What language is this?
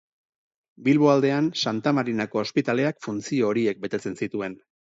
Basque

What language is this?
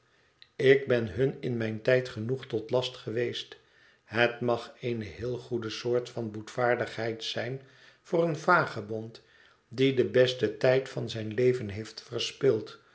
Dutch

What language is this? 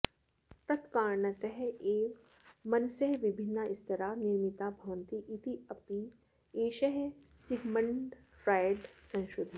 Sanskrit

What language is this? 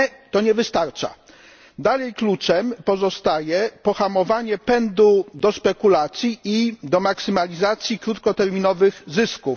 Polish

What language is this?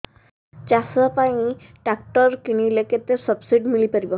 Odia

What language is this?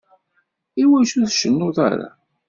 Kabyle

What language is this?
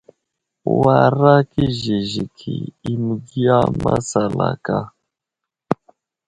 Wuzlam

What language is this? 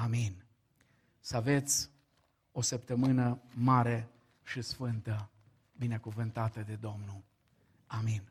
Romanian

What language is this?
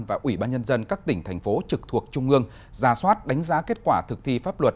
Vietnamese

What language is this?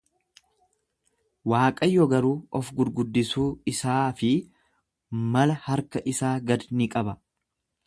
Oromo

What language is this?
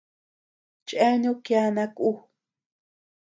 Tepeuxila Cuicatec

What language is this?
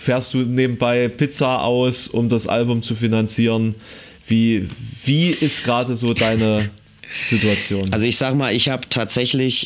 German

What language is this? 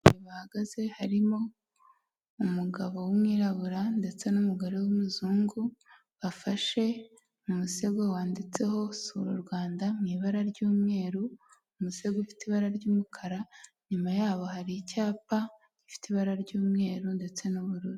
Kinyarwanda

